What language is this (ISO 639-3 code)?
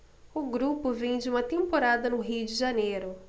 por